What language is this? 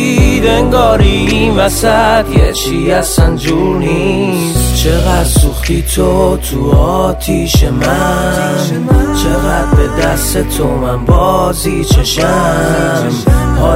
Persian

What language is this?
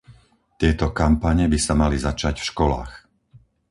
Slovak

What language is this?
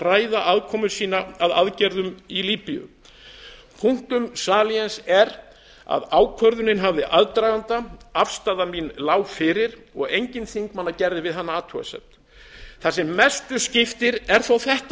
Icelandic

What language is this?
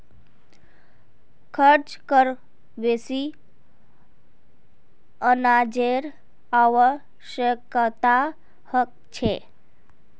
Magahi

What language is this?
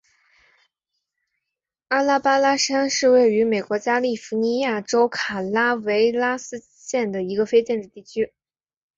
Chinese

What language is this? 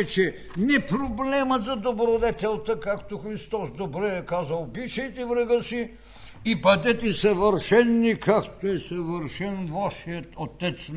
Bulgarian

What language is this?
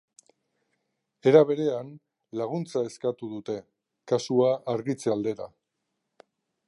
Basque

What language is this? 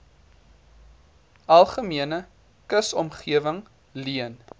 Afrikaans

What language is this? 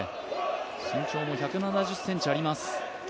Japanese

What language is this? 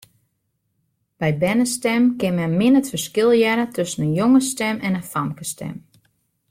Western Frisian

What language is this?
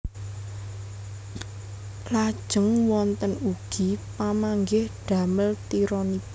Javanese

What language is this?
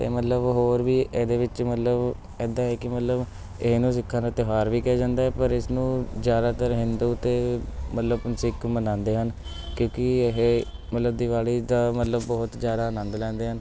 Punjabi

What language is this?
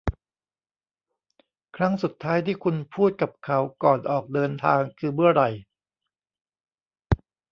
Thai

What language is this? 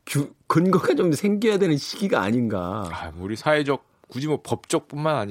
Korean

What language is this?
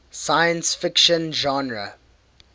English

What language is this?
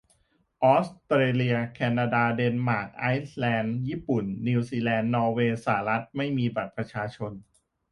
Thai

